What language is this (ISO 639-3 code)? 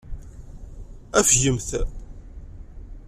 kab